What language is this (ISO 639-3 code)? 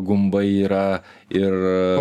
lit